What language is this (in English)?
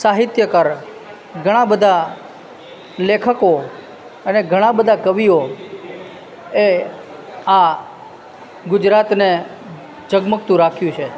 Gujarati